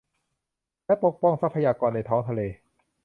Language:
Thai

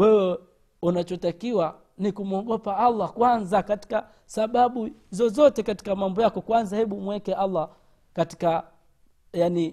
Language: Swahili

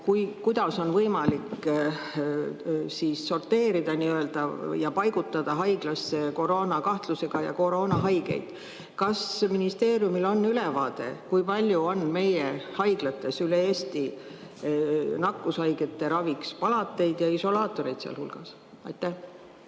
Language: Estonian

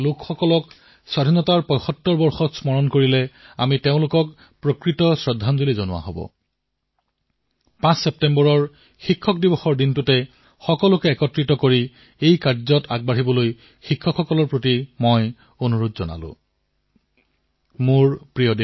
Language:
Assamese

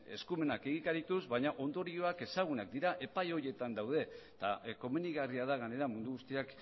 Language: Basque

